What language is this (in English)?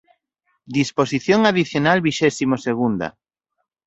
Galician